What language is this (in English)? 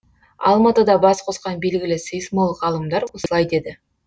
Kazakh